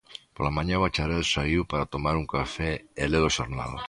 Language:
Galician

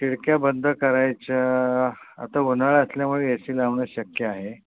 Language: Marathi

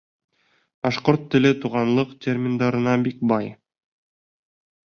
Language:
Bashkir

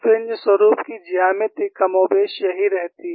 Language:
Hindi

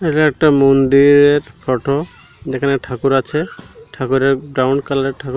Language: Bangla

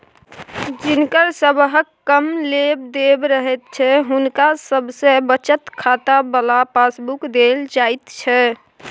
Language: Maithili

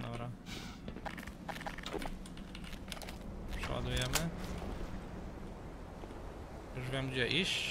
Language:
Polish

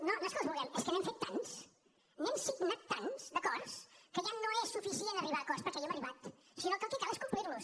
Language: Catalan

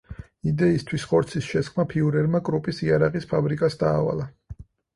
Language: Georgian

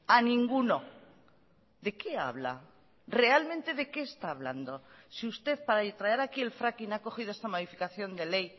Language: Spanish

